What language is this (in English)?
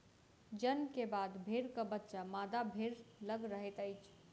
Maithili